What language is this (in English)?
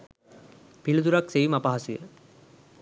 Sinhala